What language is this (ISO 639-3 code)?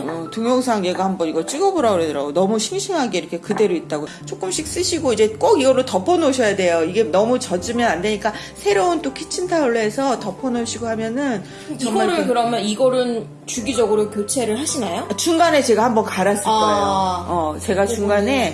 kor